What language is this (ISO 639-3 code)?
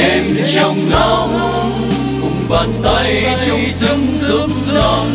vie